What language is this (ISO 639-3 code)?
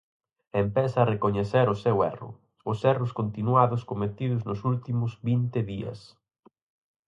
glg